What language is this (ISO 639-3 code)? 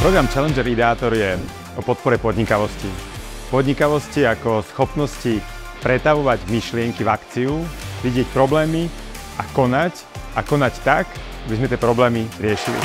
slk